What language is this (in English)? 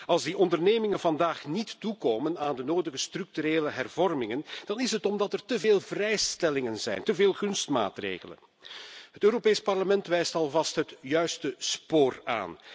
Dutch